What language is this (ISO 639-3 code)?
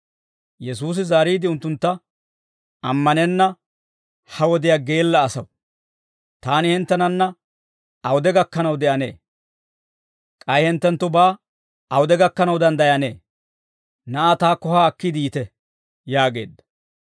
dwr